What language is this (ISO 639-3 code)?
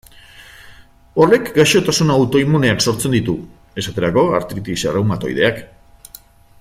eus